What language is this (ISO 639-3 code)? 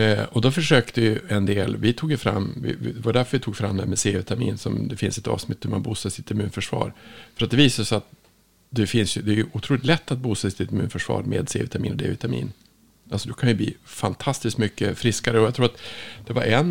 swe